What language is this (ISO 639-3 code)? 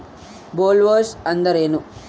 kan